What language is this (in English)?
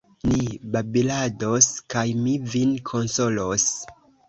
Esperanto